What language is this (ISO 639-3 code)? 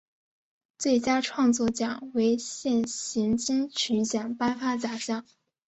zho